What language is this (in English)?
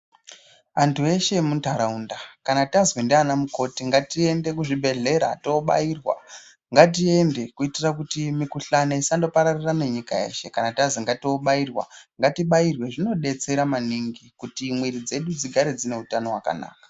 Ndau